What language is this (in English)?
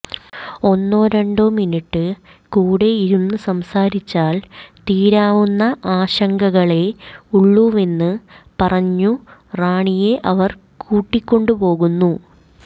Malayalam